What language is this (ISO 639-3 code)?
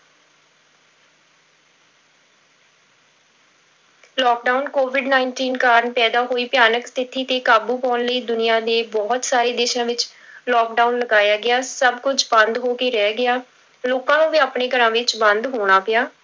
pan